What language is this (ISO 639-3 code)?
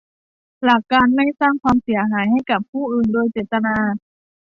tha